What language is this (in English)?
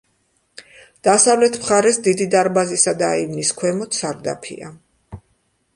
Georgian